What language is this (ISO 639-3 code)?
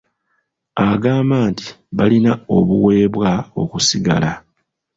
lug